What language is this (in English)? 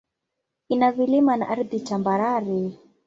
Swahili